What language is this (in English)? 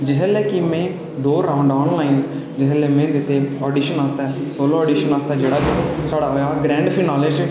Dogri